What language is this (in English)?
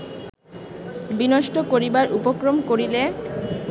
Bangla